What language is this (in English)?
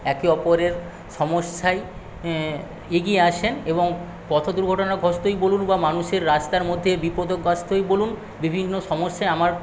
Bangla